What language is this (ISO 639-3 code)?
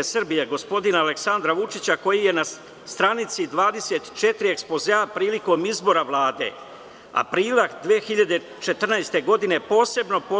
srp